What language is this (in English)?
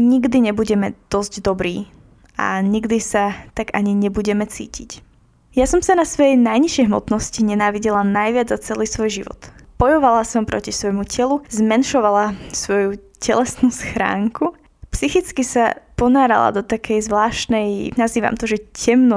Slovak